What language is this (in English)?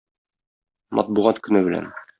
Tatar